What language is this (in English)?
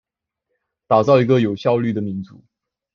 Chinese